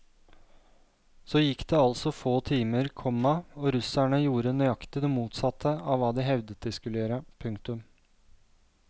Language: Norwegian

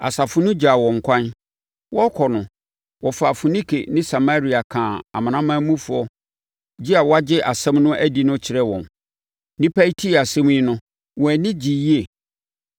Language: Akan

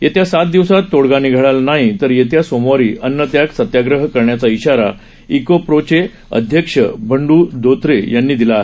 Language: Marathi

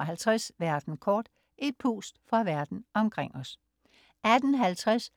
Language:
Danish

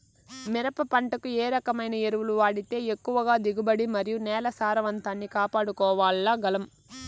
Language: Telugu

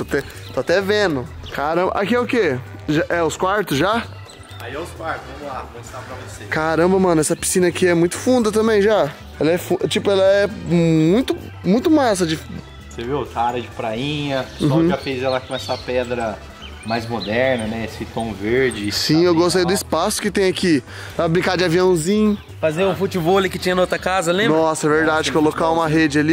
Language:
Portuguese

